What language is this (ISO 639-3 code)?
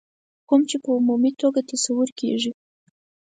pus